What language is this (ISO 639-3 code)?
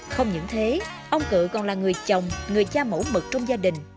vie